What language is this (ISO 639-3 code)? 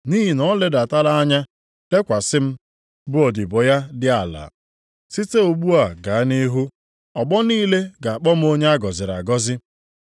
ibo